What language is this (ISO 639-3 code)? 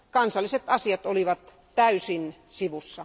fin